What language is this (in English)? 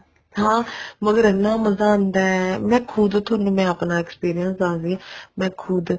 Punjabi